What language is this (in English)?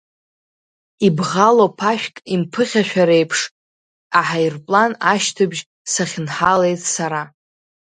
Abkhazian